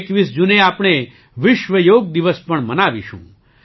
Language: Gujarati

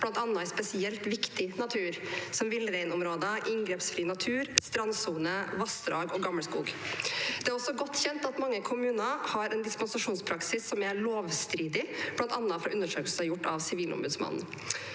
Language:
Norwegian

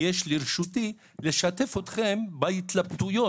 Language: Hebrew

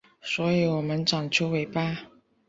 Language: Chinese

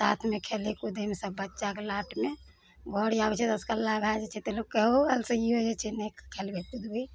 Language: Maithili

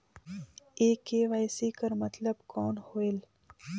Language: Chhattisgarhi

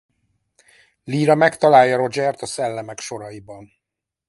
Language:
Hungarian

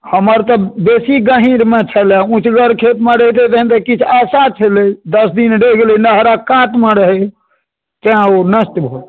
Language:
Maithili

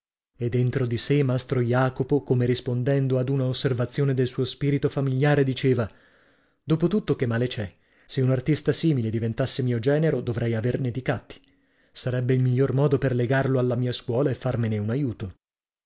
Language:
Italian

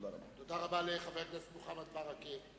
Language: Hebrew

